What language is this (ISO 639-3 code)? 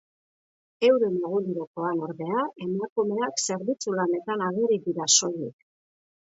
eus